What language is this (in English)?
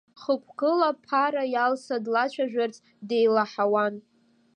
Abkhazian